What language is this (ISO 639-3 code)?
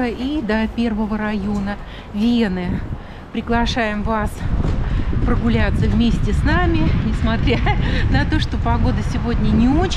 rus